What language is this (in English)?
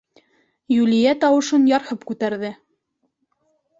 Bashkir